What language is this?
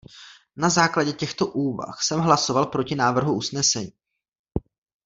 Czech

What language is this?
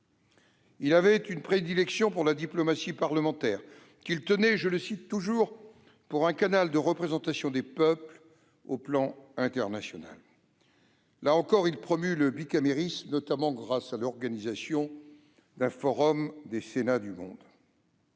French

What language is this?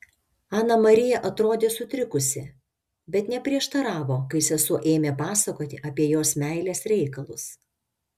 Lithuanian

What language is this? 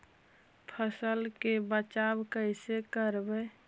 Magahi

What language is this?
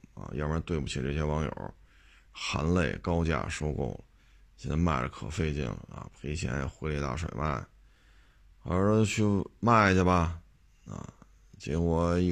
Chinese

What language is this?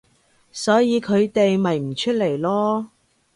Cantonese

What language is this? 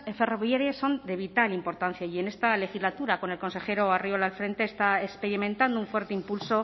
Spanish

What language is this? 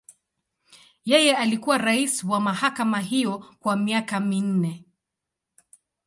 Swahili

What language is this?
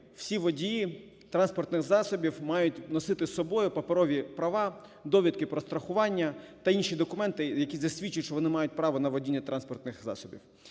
Ukrainian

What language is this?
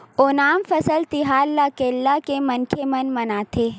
Chhattisgarhi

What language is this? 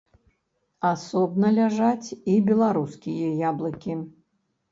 Belarusian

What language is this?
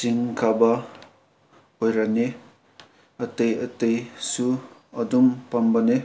Manipuri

